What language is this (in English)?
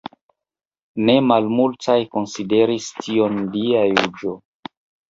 Esperanto